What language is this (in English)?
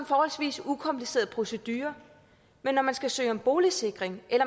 Danish